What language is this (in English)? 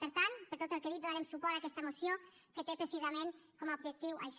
Catalan